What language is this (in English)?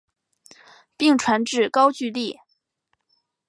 Chinese